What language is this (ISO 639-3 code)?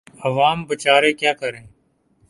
urd